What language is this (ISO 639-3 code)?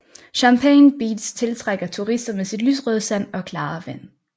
dan